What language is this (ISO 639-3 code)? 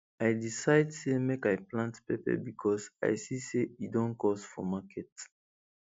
pcm